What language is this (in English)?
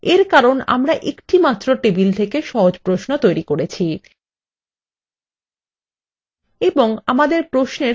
Bangla